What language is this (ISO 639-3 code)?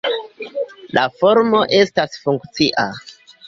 epo